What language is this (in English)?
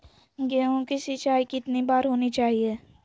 Magahi